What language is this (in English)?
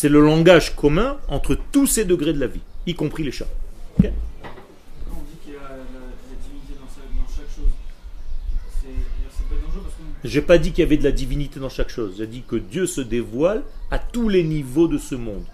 French